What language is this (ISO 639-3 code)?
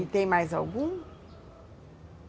por